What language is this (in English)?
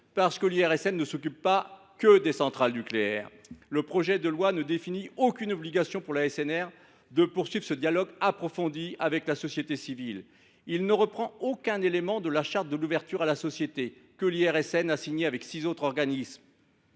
French